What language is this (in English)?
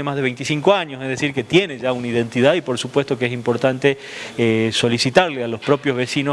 Spanish